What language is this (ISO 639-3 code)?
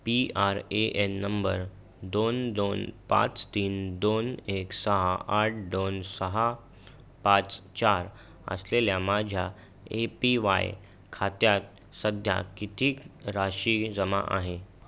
mar